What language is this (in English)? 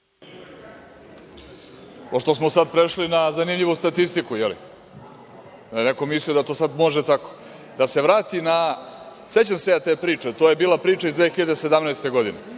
Serbian